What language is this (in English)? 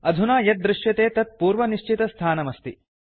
Sanskrit